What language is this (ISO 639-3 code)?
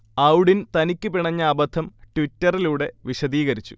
mal